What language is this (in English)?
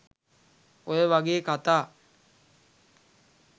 Sinhala